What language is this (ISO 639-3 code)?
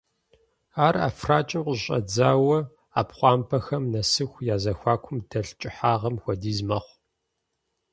kbd